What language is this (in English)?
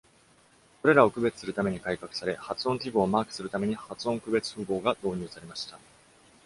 Japanese